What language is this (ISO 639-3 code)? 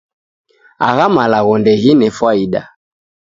dav